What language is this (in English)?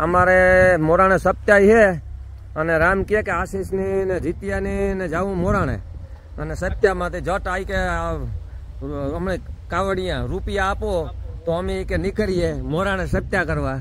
Gujarati